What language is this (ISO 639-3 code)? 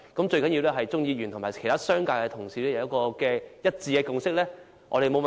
yue